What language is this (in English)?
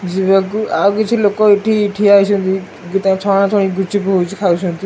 Odia